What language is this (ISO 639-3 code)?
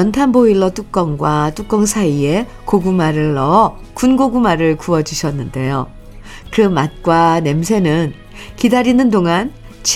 kor